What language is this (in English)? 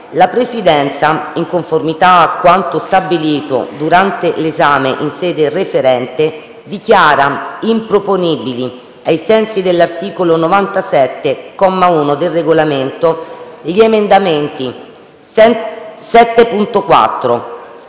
Italian